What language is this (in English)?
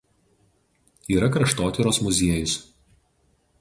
Lithuanian